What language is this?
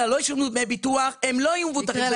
Hebrew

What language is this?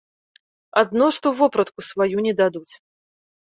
Belarusian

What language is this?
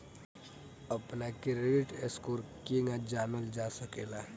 Bhojpuri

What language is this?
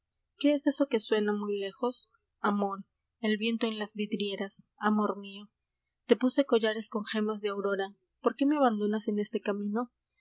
Spanish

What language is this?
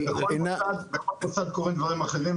Hebrew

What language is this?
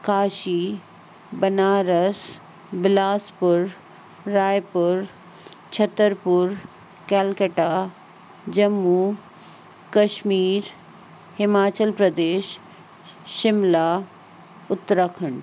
Sindhi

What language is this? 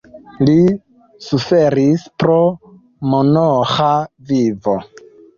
Esperanto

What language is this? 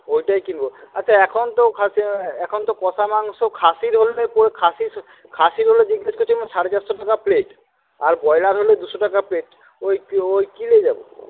Bangla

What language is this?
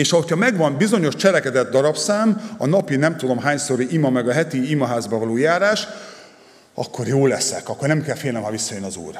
Hungarian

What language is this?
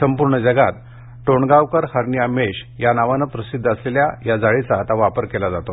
Marathi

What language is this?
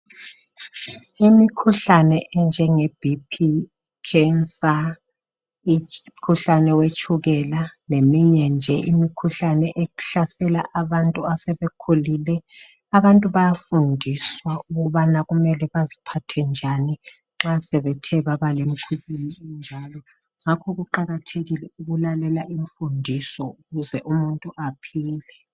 North Ndebele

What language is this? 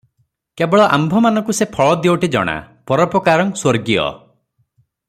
Odia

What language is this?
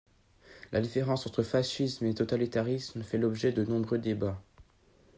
French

